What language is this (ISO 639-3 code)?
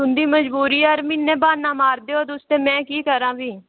doi